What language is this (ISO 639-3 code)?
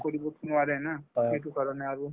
asm